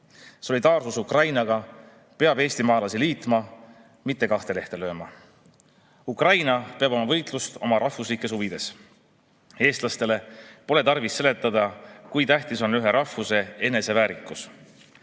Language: Estonian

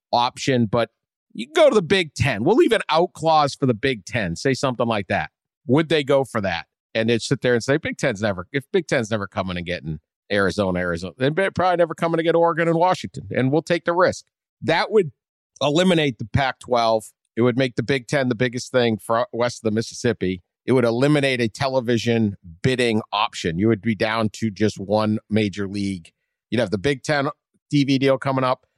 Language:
English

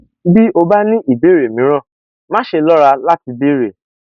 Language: Yoruba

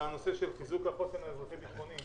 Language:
Hebrew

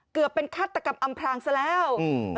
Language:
Thai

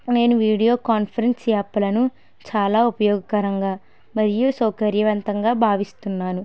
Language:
Telugu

